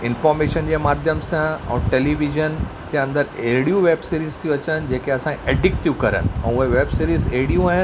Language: Sindhi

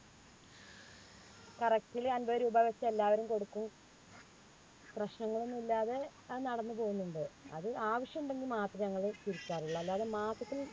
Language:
Malayalam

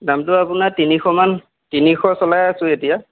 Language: Assamese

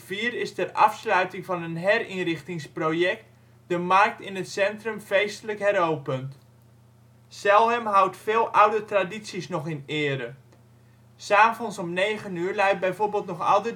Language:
Dutch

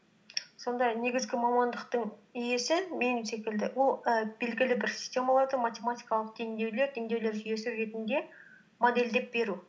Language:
Kazakh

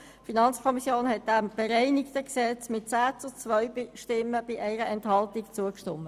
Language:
Swiss German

